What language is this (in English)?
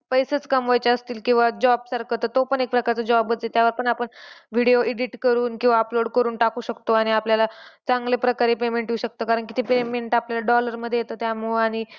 Marathi